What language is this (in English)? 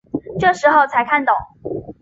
Chinese